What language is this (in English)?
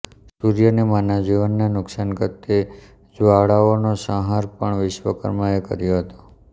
Gujarati